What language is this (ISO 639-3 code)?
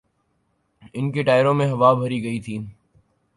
urd